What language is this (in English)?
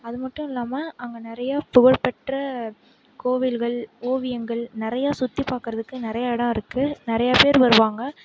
Tamil